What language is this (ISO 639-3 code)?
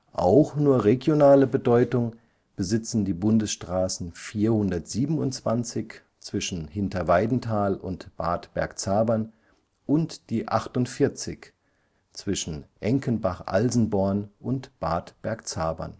deu